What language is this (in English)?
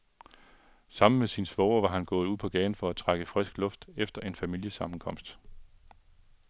Danish